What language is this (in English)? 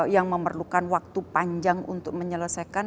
Indonesian